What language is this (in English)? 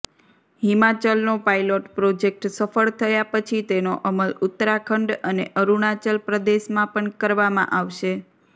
Gujarati